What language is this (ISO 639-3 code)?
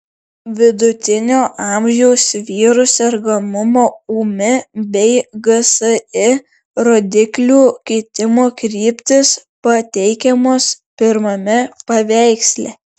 lit